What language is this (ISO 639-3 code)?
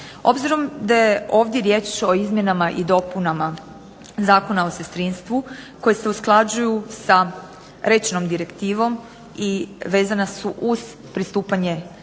hrv